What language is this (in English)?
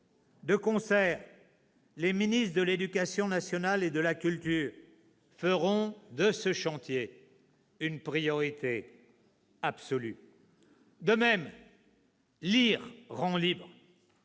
French